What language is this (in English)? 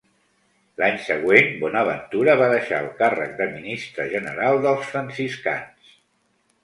Catalan